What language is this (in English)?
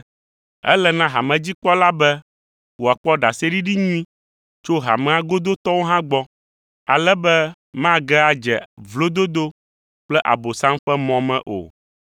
Ewe